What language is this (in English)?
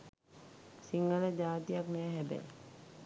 Sinhala